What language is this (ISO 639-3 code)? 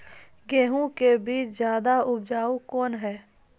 mai